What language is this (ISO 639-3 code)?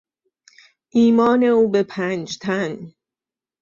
fas